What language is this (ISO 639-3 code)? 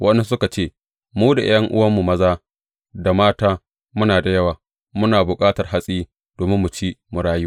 hau